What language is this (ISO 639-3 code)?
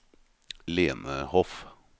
nor